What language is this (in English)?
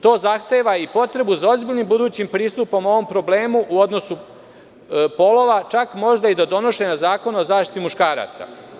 Serbian